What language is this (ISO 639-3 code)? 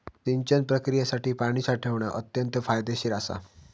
mar